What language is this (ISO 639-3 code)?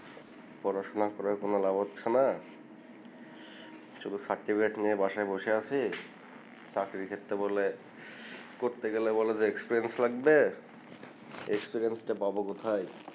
ben